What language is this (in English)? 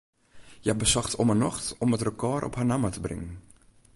Western Frisian